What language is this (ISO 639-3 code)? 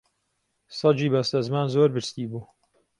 ckb